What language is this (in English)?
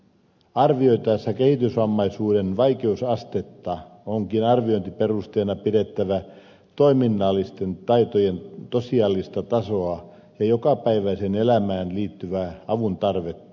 Finnish